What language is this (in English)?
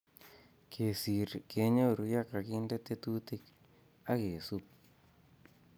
Kalenjin